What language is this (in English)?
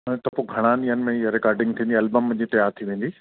Sindhi